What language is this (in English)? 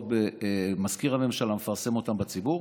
Hebrew